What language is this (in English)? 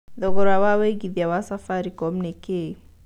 Kikuyu